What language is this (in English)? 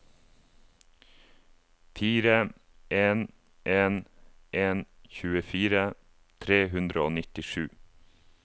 Norwegian